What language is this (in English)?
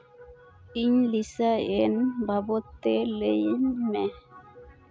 Santali